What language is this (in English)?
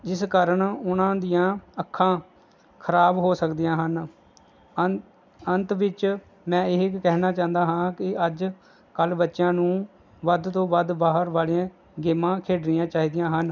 Punjabi